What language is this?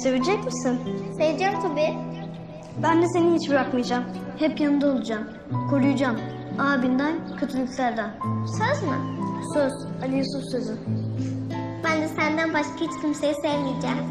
Turkish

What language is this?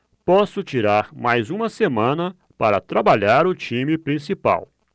Portuguese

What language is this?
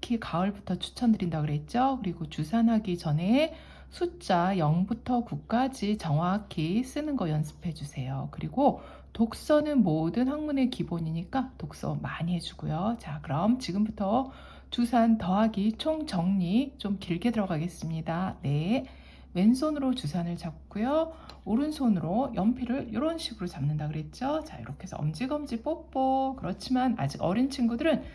Korean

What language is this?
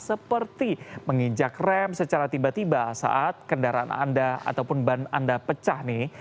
Indonesian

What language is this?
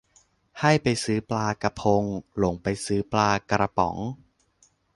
Thai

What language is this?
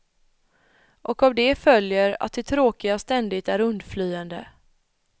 Swedish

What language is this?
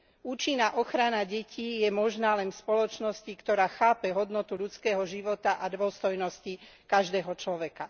Slovak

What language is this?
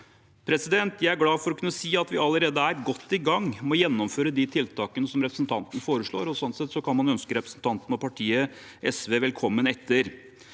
Norwegian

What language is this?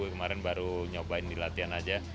Indonesian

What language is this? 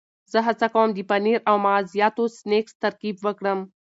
Pashto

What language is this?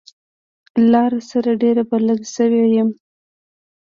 Pashto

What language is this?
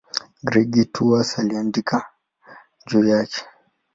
Swahili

